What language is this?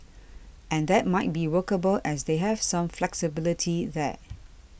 English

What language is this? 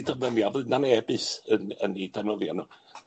Welsh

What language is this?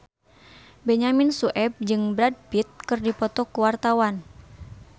Sundanese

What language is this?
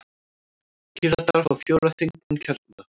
Icelandic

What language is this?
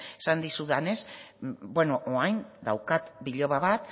Basque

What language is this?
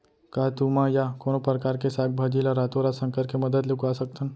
Chhattisgarhi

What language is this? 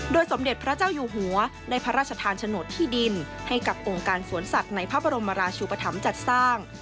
Thai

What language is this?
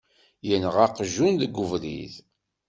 Kabyle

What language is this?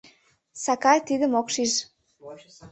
Mari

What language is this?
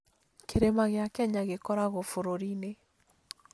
Kikuyu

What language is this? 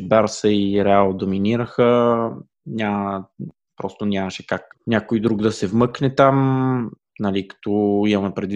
Bulgarian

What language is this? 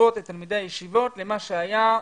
Hebrew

